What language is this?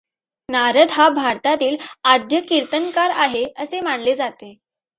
Marathi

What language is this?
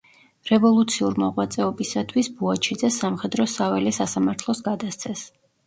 Georgian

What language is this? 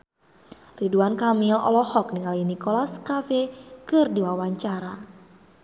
Sundanese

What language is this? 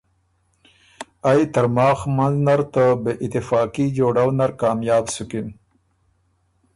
Ormuri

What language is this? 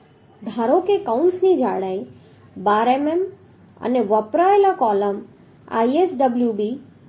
Gujarati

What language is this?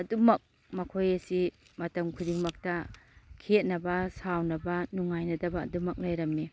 Manipuri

